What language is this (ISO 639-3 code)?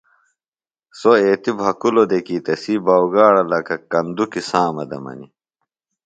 phl